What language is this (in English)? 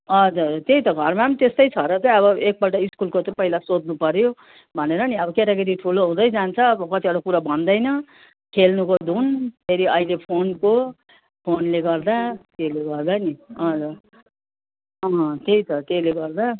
Nepali